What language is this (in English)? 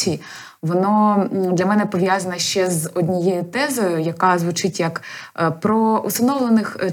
Ukrainian